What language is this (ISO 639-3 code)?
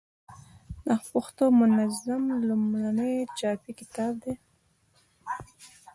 pus